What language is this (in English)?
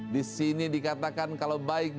Indonesian